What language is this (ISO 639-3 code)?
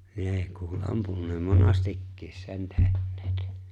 fin